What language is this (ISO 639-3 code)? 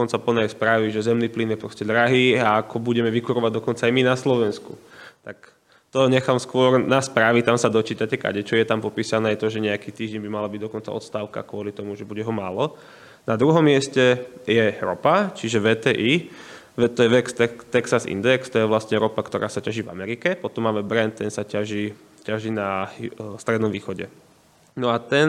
slk